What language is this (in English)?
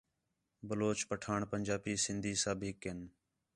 Khetrani